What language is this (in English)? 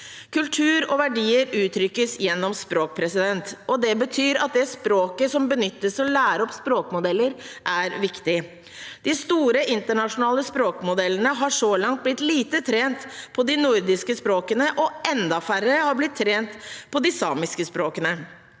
Norwegian